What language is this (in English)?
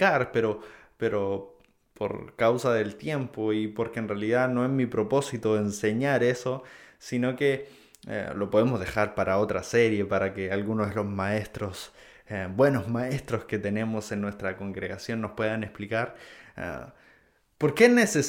Spanish